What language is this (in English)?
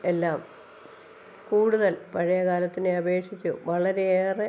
Malayalam